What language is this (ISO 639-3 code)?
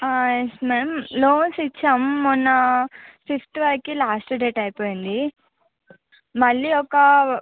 tel